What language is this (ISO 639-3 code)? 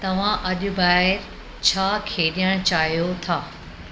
snd